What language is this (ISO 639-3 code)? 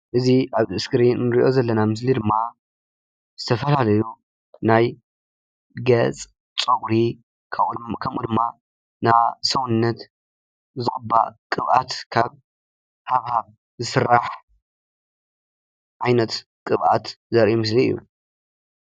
tir